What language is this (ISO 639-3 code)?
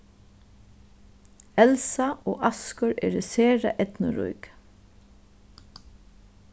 fao